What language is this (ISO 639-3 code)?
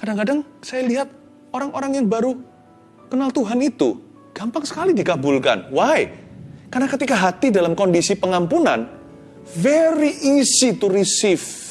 ind